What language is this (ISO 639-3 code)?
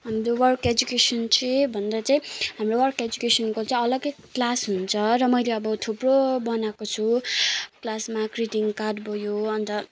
nep